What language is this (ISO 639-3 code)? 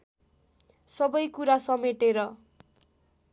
nep